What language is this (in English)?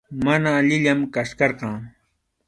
Arequipa-La Unión Quechua